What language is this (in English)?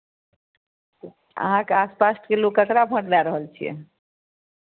Maithili